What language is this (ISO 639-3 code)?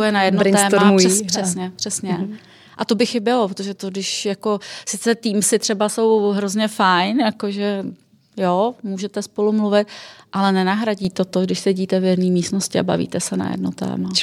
ces